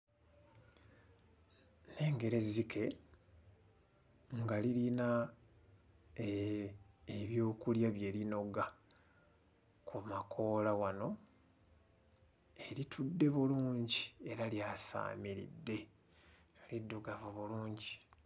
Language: Ganda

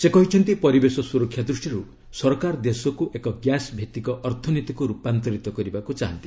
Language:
Odia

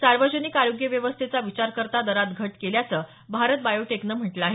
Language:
Marathi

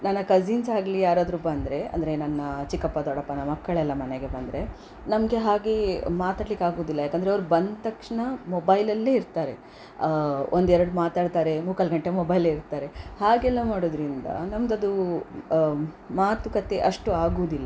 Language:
Kannada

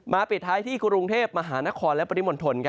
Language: Thai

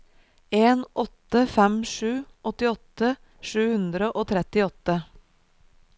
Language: Norwegian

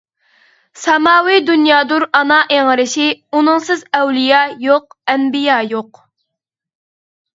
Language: Uyghur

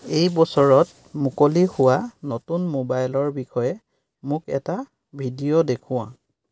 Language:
Assamese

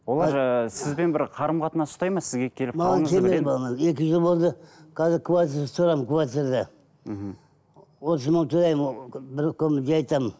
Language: Kazakh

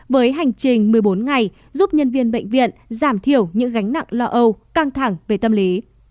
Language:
Vietnamese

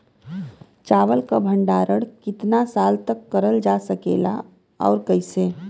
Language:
Bhojpuri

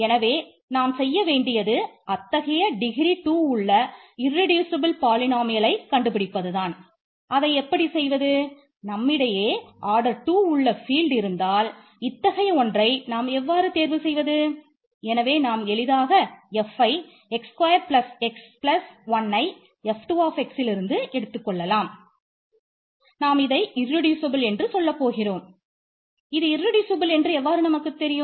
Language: Tamil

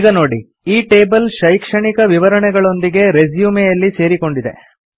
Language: Kannada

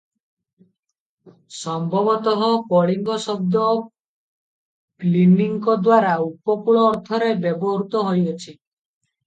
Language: Odia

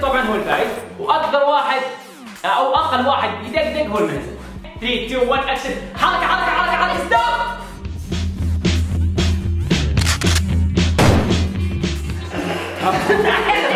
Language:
Arabic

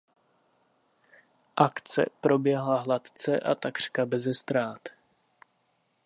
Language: Czech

